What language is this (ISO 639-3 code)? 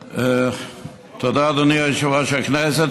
heb